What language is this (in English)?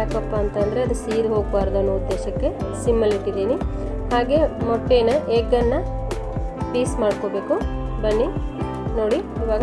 Kannada